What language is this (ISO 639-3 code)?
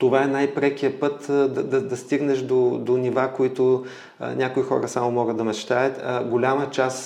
bul